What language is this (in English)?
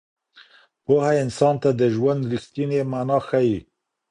Pashto